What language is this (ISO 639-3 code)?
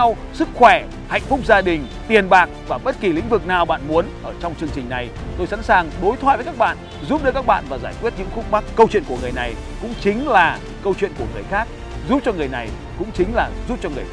vie